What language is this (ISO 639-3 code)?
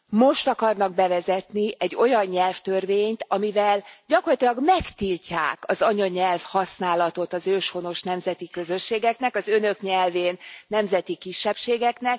hun